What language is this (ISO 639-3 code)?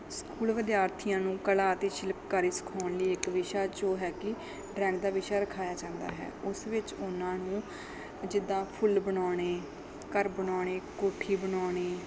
pan